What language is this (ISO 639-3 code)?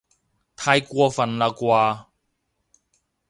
yue